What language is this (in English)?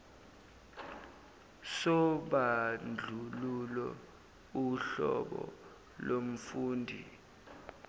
Zulu